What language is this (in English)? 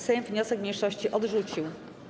Polish